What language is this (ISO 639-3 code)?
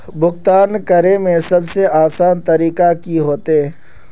mag